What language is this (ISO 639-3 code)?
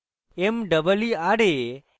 ben